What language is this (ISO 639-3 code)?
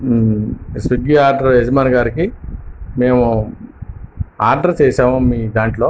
tel